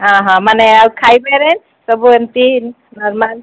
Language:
Odia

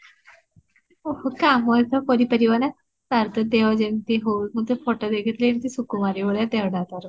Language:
Odia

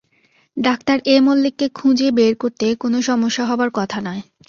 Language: Bangla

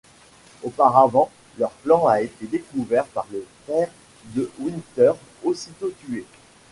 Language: French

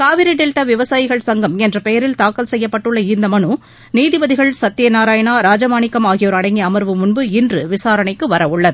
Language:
Tamil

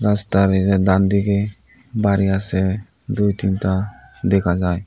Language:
Bangla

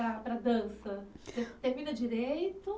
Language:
Portuguese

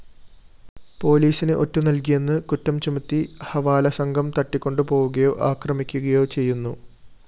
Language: Malayalam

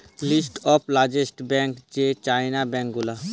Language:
Bangla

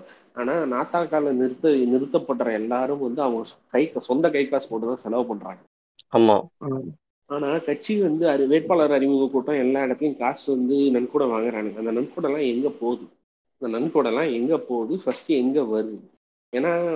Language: Tamil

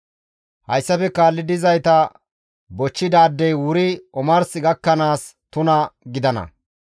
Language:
Gamo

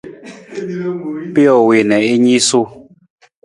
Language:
Nawdm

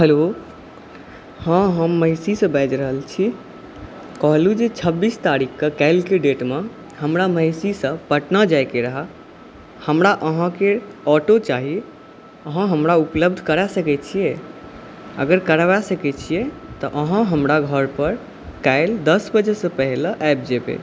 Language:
Maithili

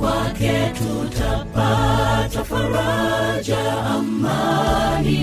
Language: Swahili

